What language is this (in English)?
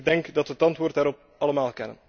Dutch